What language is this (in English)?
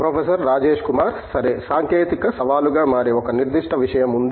Telugu